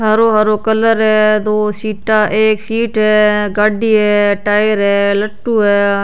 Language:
Rajasthani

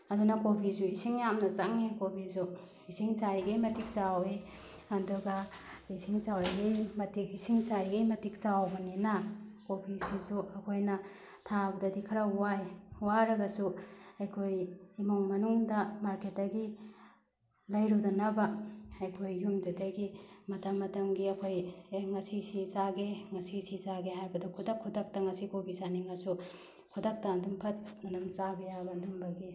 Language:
Manipuri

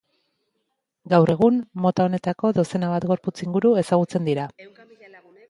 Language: Basque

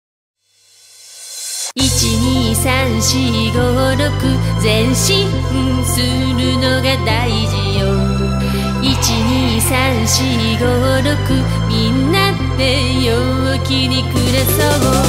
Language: Japanese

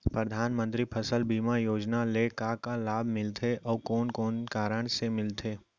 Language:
Chhattisgarhi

